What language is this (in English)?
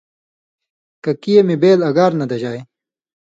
Indus Kohistani